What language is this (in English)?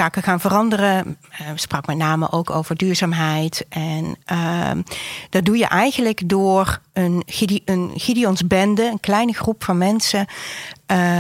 Dutch